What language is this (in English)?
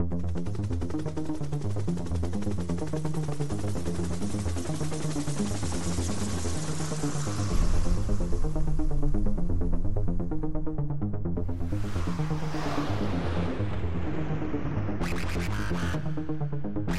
English